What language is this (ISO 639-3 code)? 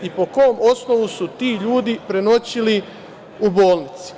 srp